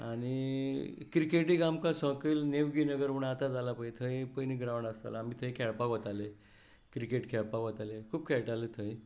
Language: Konkani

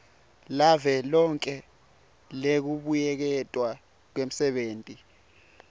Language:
Swati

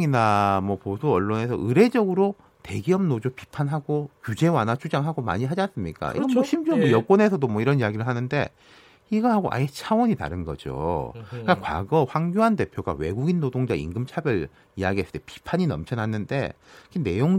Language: Korean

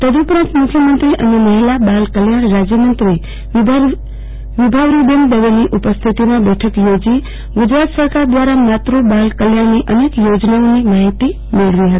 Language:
Gujarati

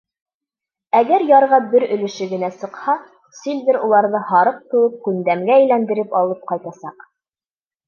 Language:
Bashkir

